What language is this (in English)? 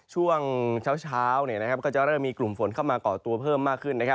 Thai